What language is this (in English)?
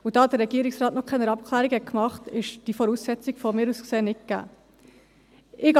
Swiss German